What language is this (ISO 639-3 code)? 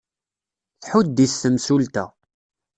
kab